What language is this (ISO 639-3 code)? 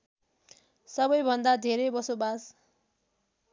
nep